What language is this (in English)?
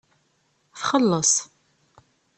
Kabyle